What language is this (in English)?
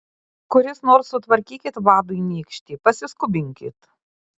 Lithuanian